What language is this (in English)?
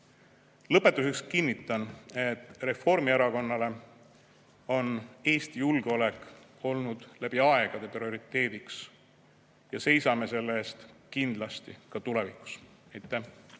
Estonian